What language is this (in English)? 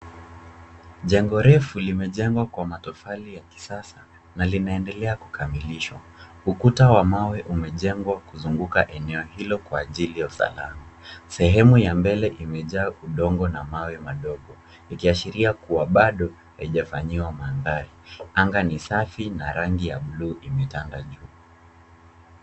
Swahili